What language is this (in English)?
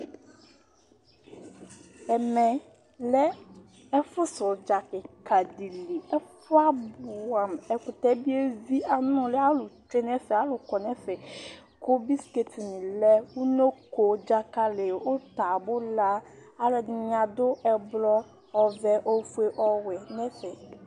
Ikposo